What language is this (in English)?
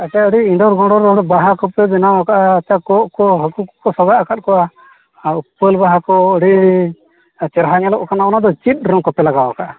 Santali